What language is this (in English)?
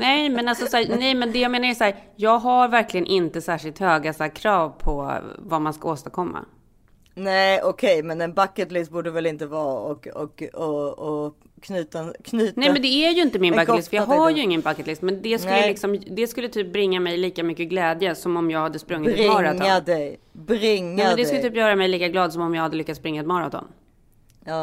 Swedish